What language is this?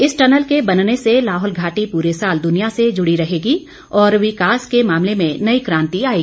Hindi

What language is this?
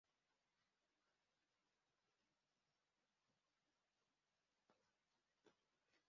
Kinyarwanda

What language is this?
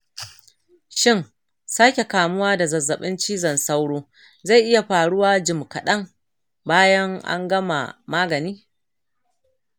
Hausa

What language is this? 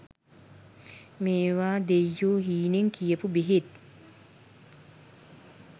Sinhala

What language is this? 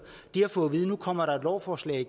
Danish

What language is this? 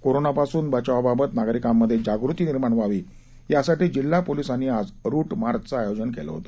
Marathi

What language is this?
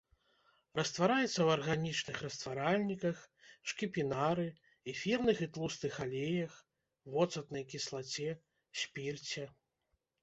Belarusian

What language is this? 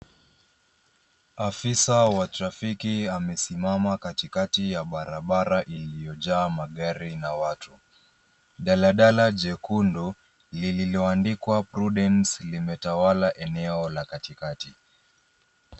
Swahili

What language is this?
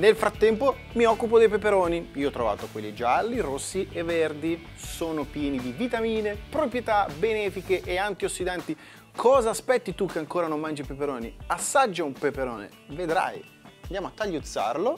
Italian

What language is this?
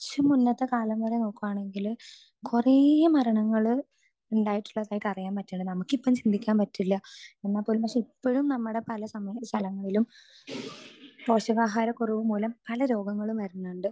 Malayalam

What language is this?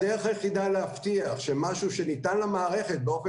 Hebrew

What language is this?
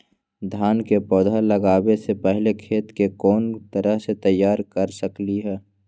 Magahi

